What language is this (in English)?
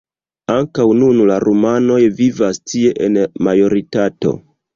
Esperanto